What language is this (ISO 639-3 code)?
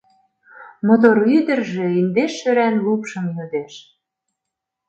chm